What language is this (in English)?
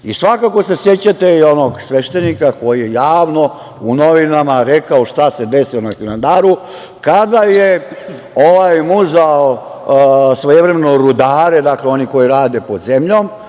Serbian